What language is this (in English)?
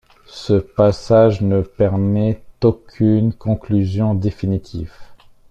French